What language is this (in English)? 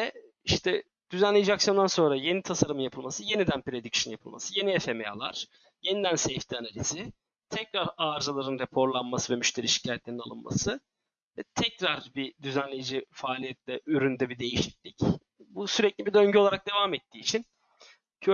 Turkish